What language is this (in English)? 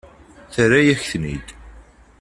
Kabyle